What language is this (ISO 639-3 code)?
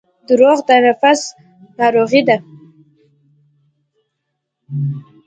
pus